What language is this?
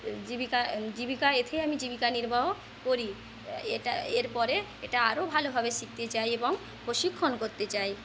Bangla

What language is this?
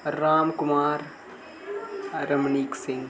Dogri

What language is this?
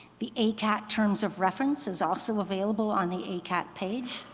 English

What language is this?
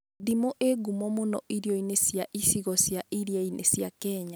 Kikuyu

